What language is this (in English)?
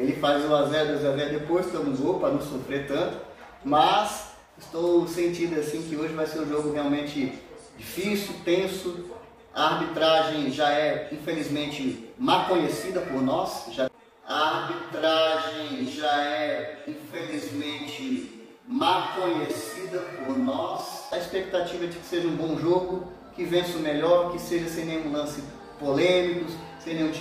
Portuguese